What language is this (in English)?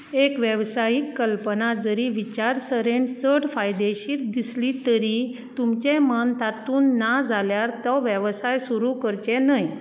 Konkani